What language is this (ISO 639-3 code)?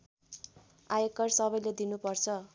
nep